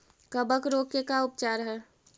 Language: Magahi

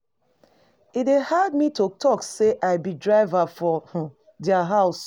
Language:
Nigerian Pidgin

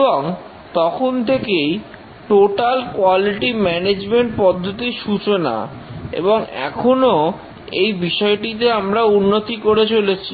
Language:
Bangla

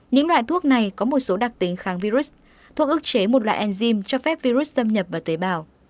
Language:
Vietnamese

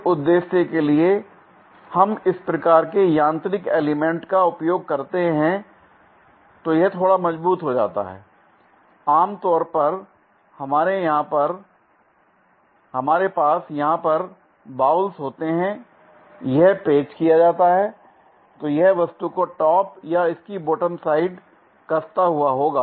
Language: Hindi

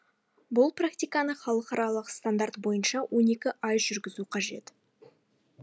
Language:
Kazakh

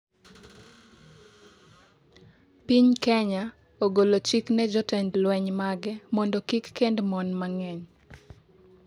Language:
Luo (Kenya and Tanzania)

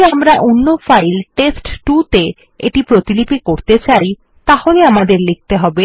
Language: Bangla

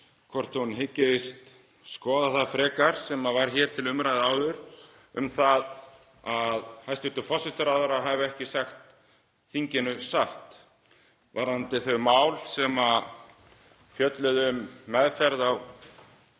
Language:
Icelandic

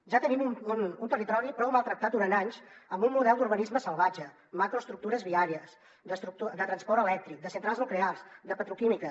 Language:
Catalan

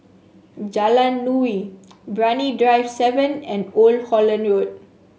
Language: English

